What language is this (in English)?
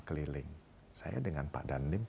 Indonesian